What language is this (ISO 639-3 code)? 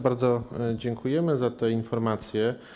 pol